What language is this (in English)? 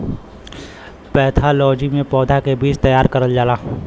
Bhojpuri